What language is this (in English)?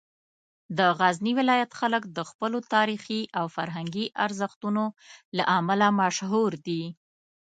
Pashto